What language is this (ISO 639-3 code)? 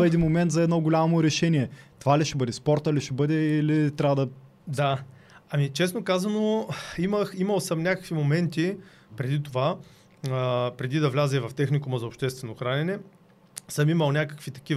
bul